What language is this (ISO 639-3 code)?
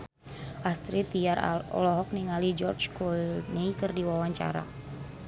sun